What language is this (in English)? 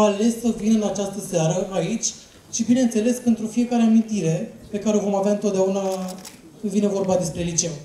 Romanian